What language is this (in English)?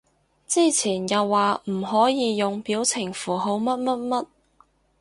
Cantonese